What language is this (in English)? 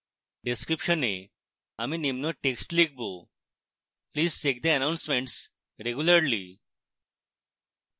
Bangla